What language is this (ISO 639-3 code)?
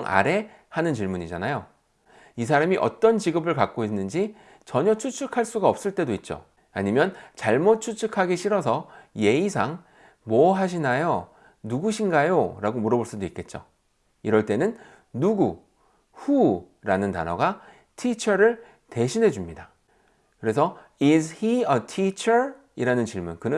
kor